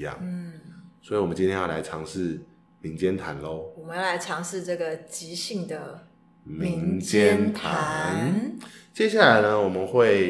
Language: Chinese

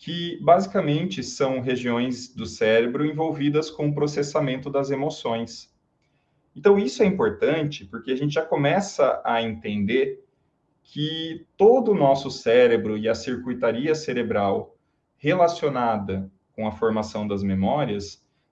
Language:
Portuguese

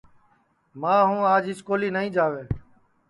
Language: Sansi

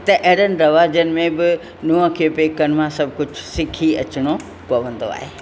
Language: Sindhi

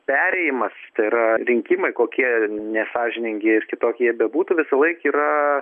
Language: Lithuanian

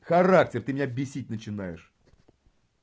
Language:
Russian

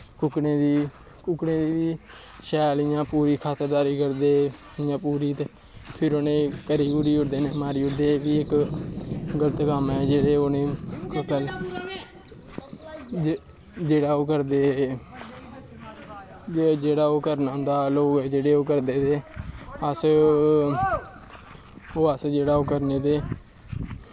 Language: Dogri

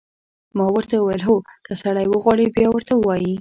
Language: Pashto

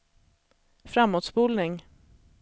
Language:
Swedish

